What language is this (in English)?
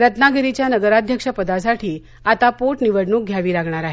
Marathi